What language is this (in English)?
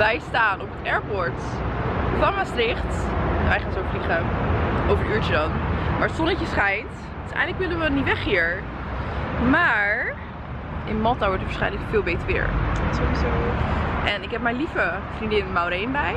Dutch